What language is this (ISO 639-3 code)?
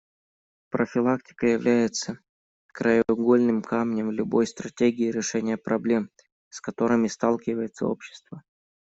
rus